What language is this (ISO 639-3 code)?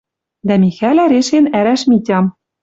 mrj